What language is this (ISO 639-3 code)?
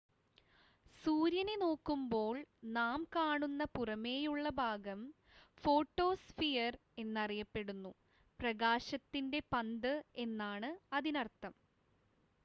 mal